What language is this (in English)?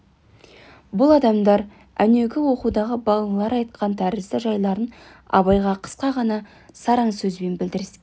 Kazakh